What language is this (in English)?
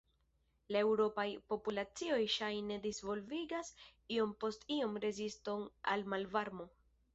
Esperanto